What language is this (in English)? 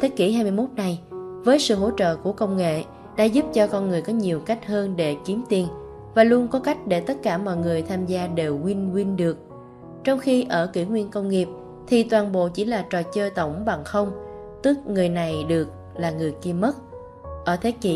Vietnamese